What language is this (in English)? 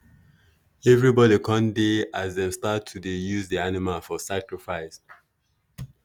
Nigerian Pidgin